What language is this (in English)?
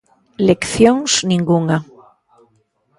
Galician